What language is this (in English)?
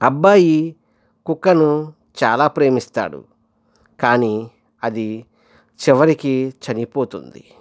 Telugu